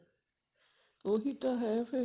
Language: Punjabi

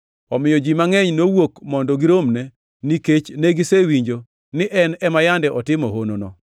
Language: Luo (Kenya and Tanzania)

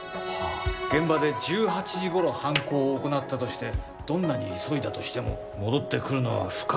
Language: Japanese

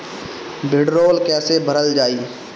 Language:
Bhojpuri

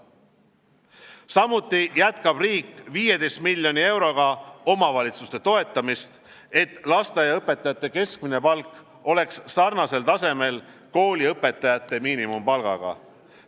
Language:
Estonian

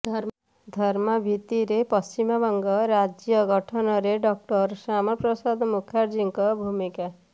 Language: Odia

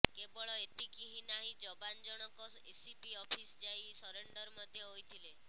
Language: Odia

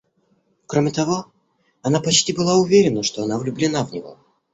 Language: Russian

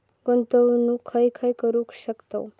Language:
Marathi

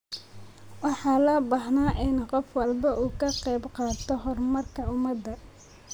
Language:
Somali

